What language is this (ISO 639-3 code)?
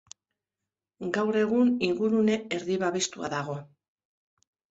eus